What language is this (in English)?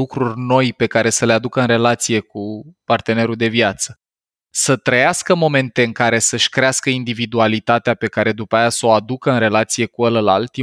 Romanian